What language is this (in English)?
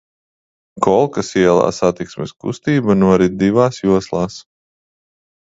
Latvian